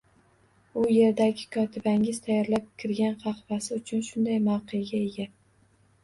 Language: Uzbek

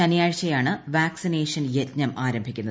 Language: Malayalam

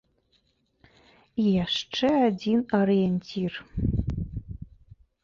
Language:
Belarusian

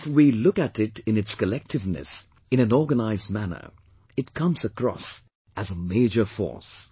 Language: English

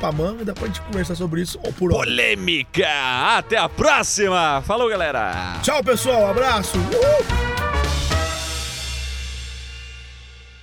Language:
Portuguese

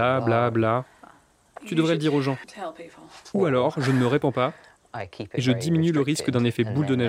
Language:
French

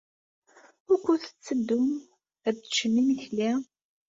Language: Kabyle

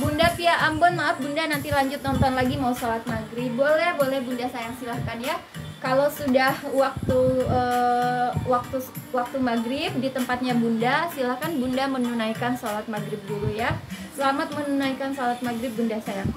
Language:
Indonesian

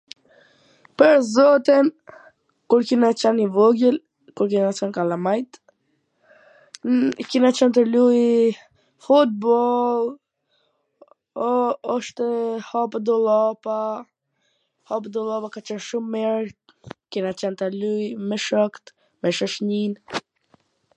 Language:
Gheg Albanian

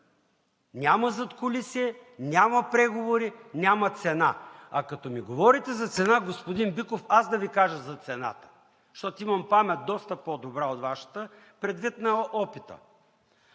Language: Bulgarian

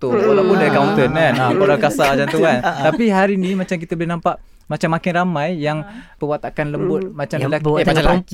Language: Malay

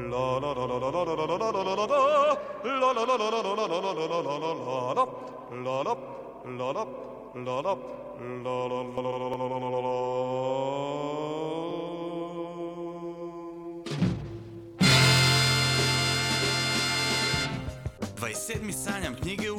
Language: Croatian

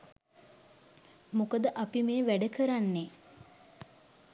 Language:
Sinhala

